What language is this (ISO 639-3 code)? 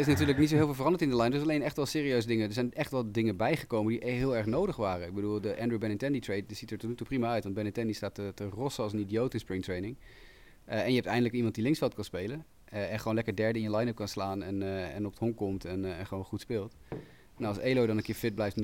nld